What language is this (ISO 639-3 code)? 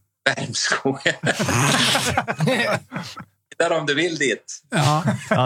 swe